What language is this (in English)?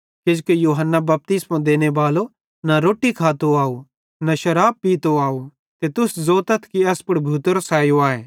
Bhadrawahi